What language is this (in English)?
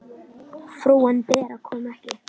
Icelandic